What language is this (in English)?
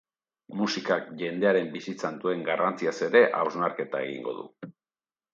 Basque